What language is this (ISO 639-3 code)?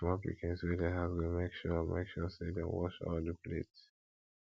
pcm